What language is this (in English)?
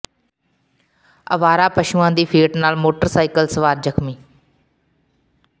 Punjabi